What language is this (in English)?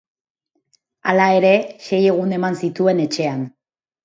Basque